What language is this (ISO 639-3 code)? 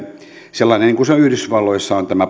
fin